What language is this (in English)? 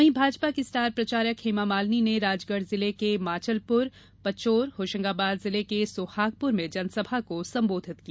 Hindi